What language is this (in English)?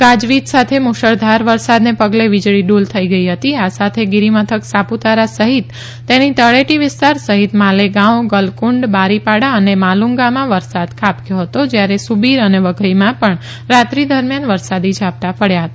Gujarati